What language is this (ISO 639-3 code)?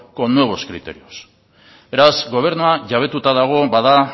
eus